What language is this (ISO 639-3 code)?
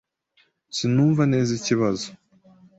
kin